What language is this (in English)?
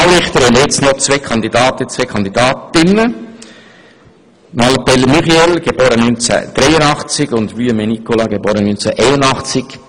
Swiss German